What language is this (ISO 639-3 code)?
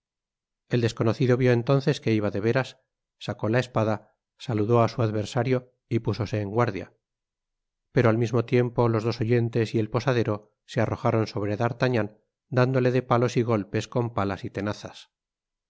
spa